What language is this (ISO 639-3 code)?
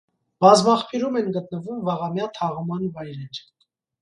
hye